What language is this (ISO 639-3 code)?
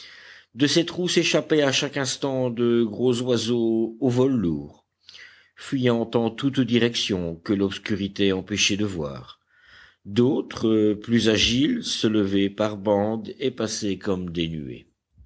fra